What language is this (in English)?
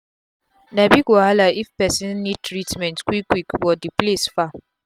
Nigerian Pidgin